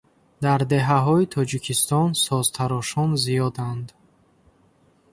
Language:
Tajik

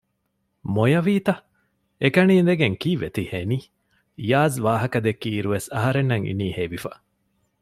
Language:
Divehi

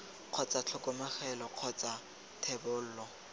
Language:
Tswana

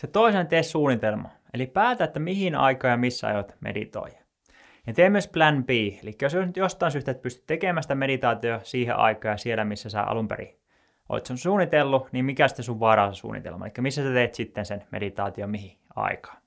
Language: Finnish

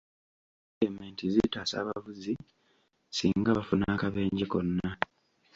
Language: Ganda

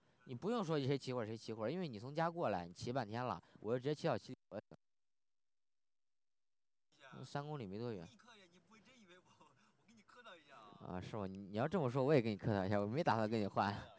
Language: Chinese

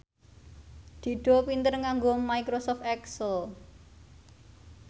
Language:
Javanese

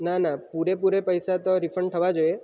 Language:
Gujarati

